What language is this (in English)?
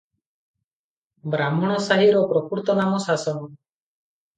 Odia